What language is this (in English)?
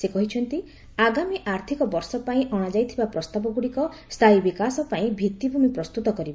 Odia